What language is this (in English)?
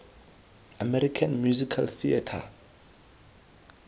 Tswana